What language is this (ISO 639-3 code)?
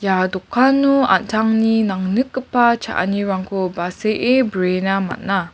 grt